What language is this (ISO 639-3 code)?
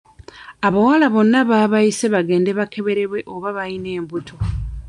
lug